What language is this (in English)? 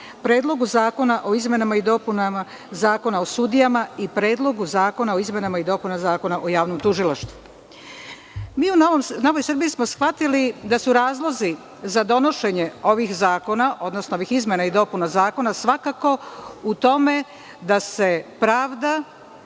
Serbian